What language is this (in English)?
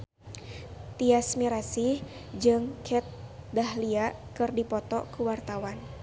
Sundanese